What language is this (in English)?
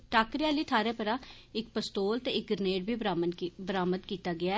Dogri